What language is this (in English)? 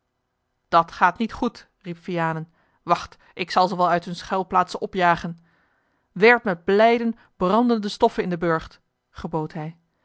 Dutch